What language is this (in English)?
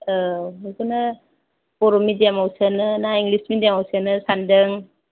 Bodo